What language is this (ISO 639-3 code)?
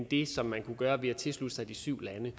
dan